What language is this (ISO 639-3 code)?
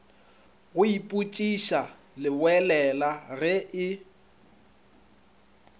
nso